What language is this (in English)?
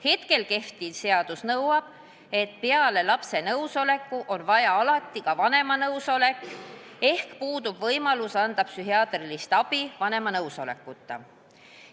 Estonian